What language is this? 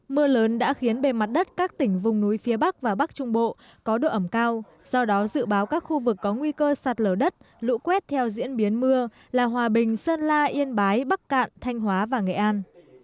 Vietnamese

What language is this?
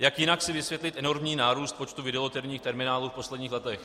Czech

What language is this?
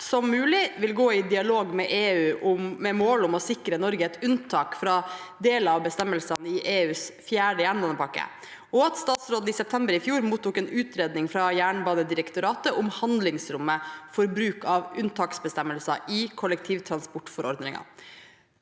Norwegian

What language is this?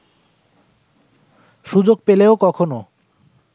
Bangla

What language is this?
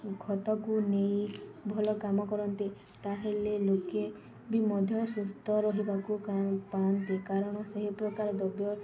Odia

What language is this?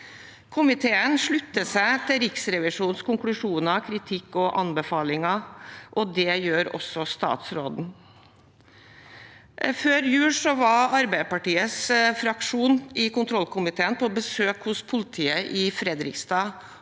Norwegian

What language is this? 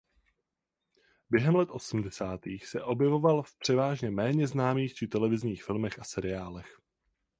Czech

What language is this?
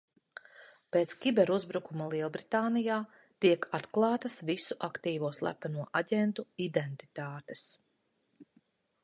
Latvian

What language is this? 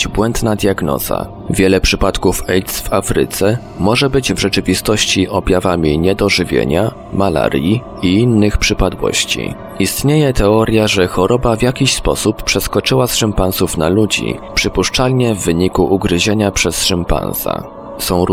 Polish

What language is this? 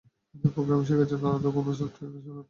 Bangla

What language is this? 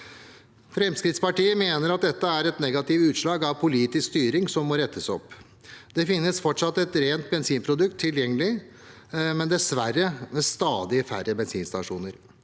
Norwegian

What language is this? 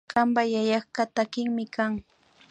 Imbabura Highland Quichua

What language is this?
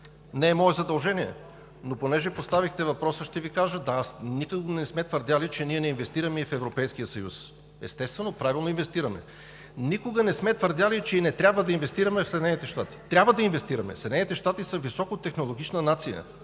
Bulgarian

